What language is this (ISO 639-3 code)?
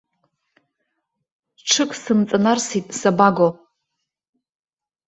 abk